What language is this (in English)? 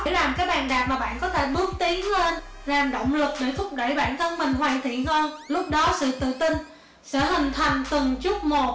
Vietnamese